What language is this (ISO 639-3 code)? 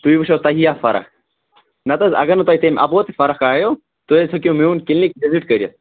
kas